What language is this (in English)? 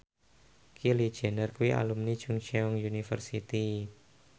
Javanese